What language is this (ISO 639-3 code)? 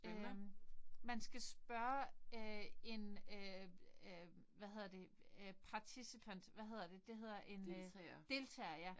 dan